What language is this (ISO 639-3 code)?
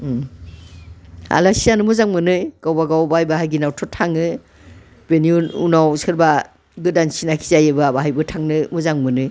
brx